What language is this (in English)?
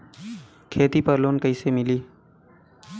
Bhojpuri